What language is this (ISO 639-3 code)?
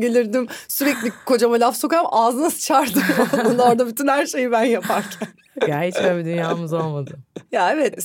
tur